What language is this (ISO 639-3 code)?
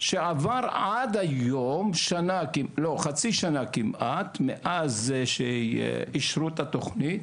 heb